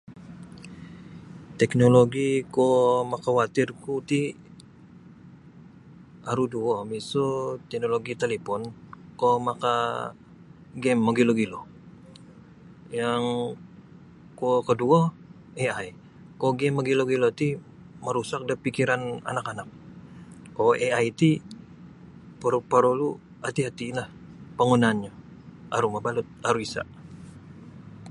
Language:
Sabah Bisaya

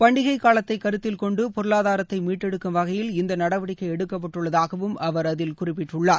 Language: Tamil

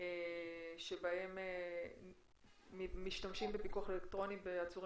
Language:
Hebrew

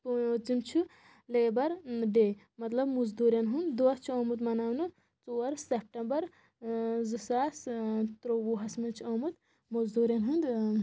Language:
Kashmiri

